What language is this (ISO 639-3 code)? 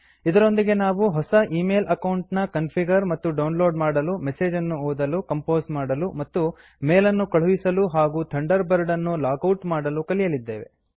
kan